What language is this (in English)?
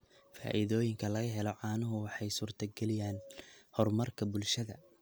Somali